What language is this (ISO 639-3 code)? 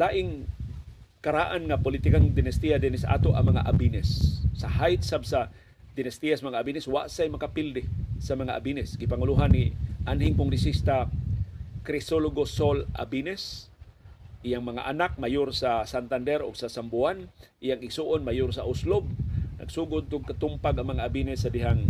fil